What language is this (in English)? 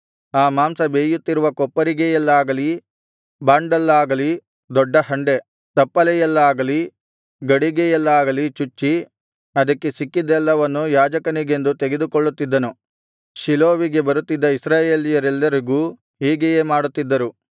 Kannada